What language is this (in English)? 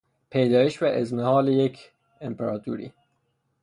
Persian